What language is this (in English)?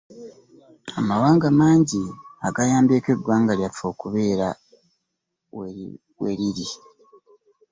Ganda